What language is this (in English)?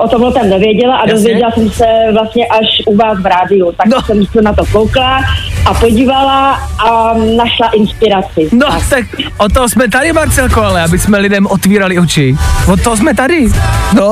Czech